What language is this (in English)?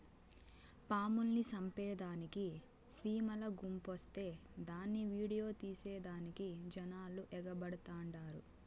Telugu